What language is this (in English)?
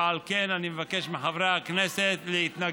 Hebrew